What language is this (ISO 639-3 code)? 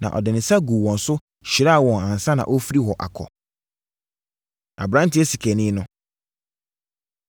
aka